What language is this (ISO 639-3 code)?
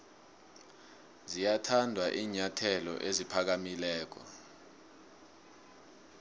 nbl